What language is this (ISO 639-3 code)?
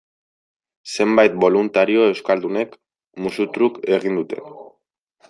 eus